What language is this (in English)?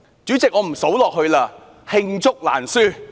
Cantonese